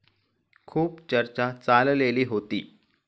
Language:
Marathi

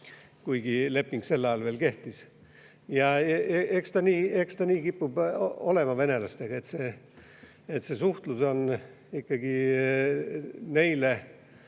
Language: Estonian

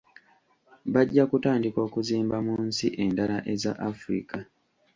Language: Ganda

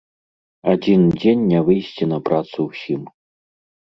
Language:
Belarusian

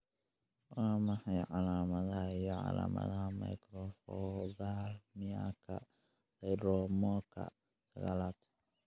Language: Somali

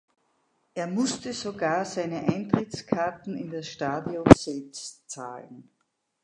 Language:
German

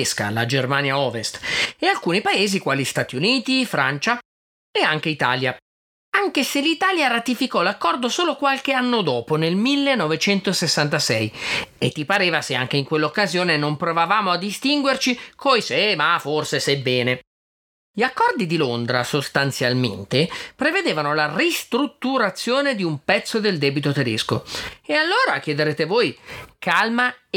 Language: Italian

